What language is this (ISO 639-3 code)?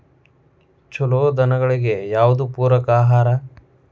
kan